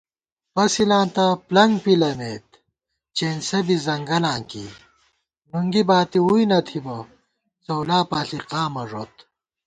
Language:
Gawar-Bati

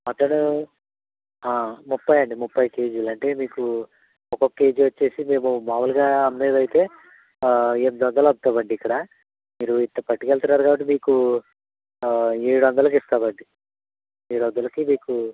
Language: Telugu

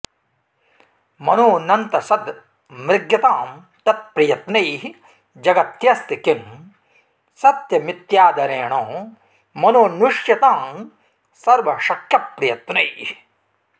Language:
Sanskrit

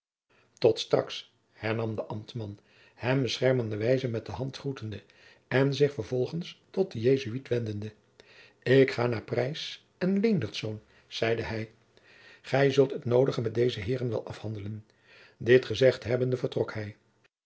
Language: Dutch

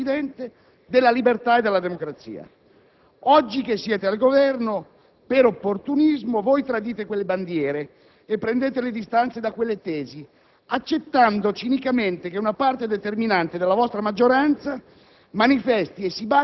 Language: Italian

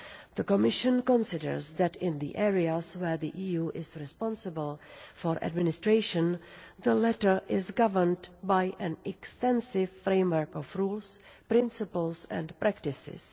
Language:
English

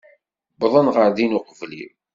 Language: Kabyle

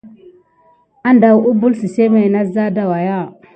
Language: Gidar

